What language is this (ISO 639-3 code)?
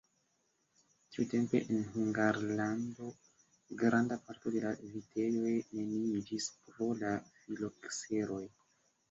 epo